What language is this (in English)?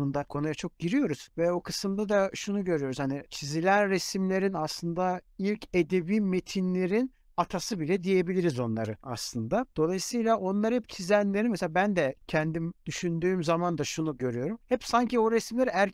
Turkish